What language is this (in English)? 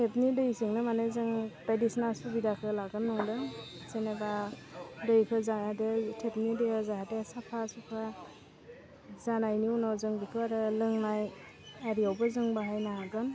Bodo